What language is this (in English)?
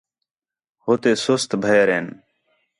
Khetrani